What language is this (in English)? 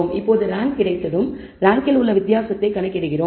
Tamil